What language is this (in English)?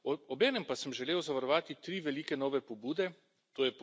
Slovenian